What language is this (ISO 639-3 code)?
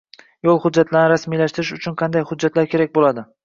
uzb